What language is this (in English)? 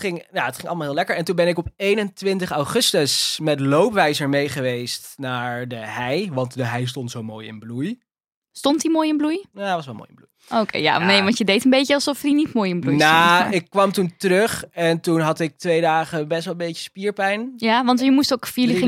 Dutch